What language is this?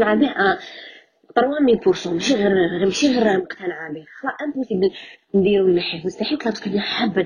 Arabic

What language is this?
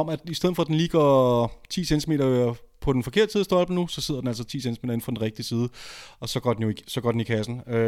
Danish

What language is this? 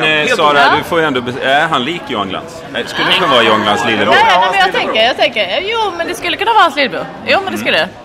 Swedish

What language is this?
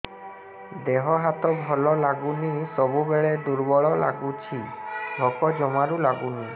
Odia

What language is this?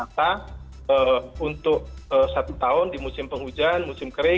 Indonesian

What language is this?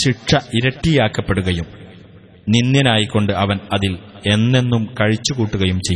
Arabic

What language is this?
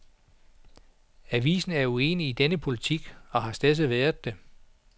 Danish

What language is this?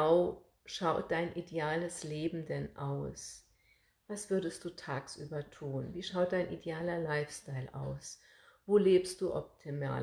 German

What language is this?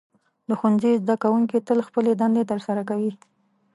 Pashto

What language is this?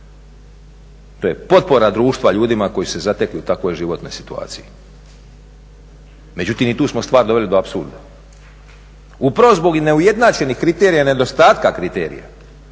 Croatian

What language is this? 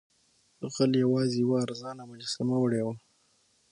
Pashto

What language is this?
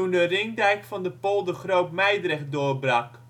Dutch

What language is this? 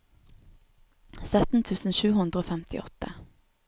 Norwegian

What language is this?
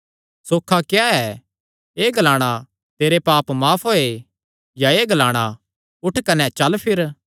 Kangri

